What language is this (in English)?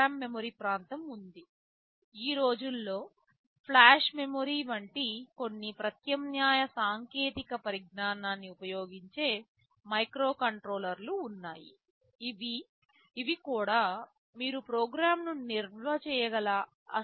Telugu